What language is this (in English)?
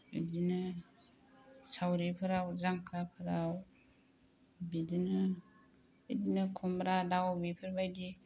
Bodo